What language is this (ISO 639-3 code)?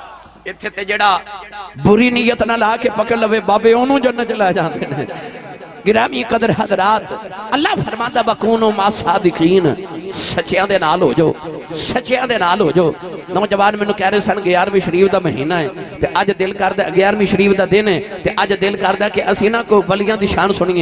pan